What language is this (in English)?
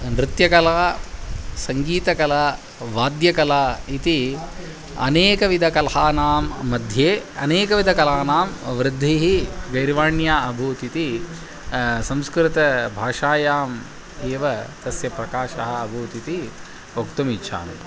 Sanskrit